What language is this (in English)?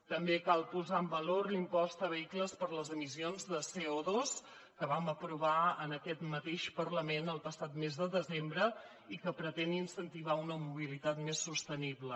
Catalan